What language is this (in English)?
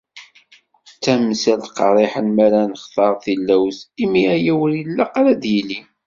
Kabyle